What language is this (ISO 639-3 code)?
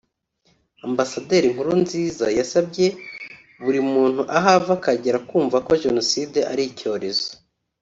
kin